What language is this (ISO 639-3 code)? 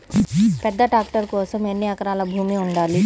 tel